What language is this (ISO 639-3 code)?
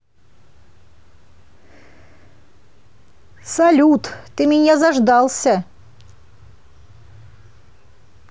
rus